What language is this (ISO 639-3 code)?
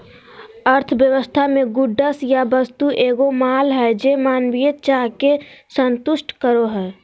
mag